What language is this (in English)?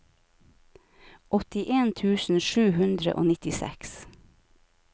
Norwegian